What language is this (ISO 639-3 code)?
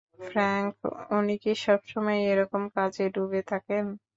ben